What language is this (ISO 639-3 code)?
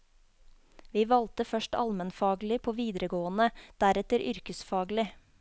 nor